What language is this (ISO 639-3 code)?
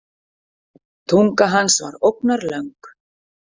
isl